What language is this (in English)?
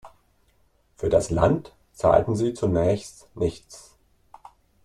German